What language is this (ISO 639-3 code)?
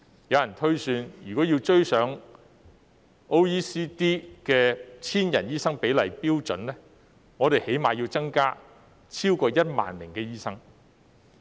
yue